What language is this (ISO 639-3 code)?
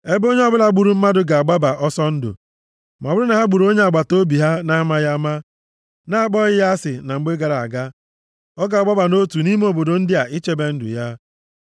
ibo